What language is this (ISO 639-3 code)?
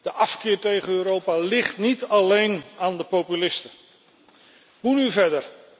nld